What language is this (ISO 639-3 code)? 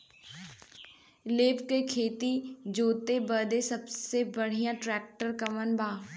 bho